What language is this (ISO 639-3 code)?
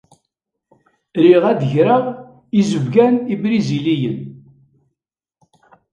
kab